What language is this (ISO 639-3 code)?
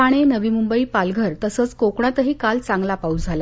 mar